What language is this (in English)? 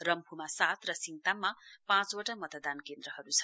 Nepali